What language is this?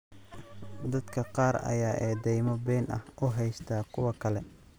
Somali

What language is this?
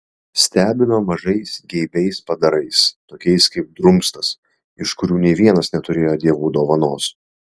Lithuanian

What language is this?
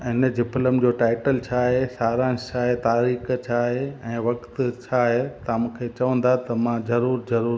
Sindhi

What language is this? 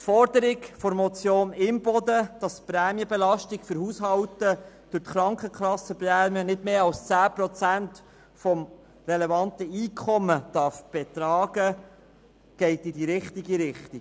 Swiss German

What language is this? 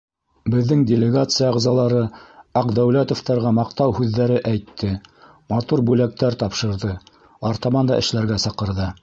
Bashkir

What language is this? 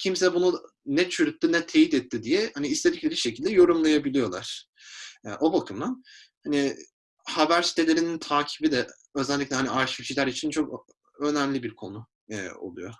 Turkish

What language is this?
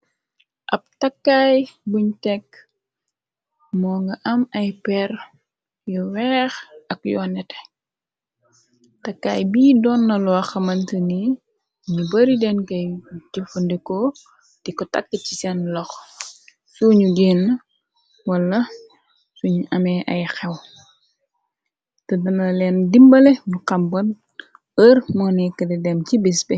Wolof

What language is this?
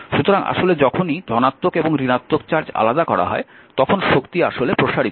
Bangla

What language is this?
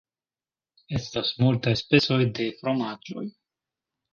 Esperanto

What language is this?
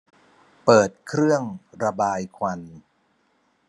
Thai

